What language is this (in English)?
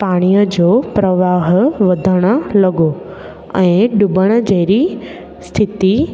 Sindhi